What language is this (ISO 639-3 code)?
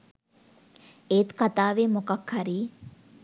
sin